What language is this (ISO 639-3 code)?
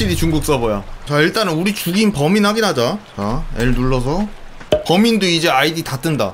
kor